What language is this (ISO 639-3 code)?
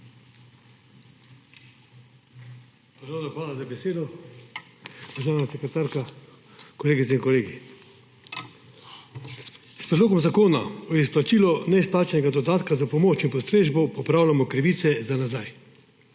slv